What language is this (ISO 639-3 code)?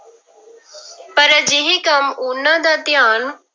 pan